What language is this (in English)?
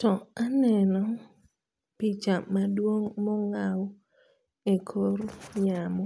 Luo (Kenya and Tanzania)